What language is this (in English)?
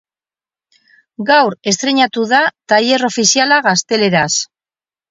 Basque